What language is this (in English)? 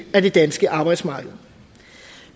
Danish